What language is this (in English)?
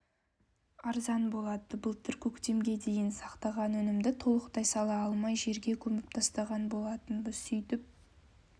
Kazakh